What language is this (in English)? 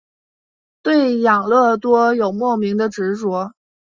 Chinese